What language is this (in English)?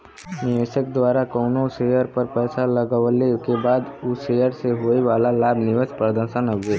Bhojpuri